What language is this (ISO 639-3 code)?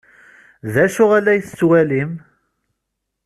kab